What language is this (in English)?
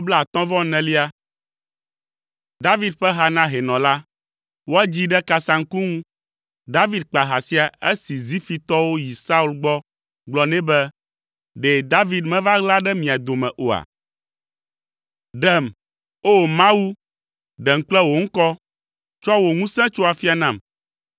Ewe